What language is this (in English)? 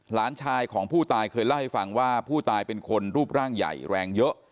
Thai